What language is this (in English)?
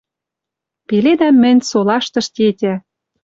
Western Mari